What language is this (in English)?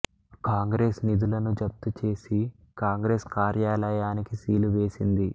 Telugu